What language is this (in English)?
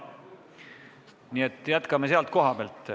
Estonian